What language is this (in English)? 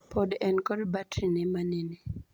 Luo (Kenya and Tanzania)